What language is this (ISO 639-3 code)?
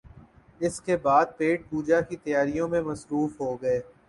urd